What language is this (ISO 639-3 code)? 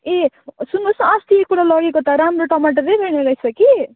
nep